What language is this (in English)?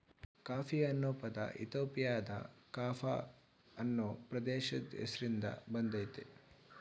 Kannada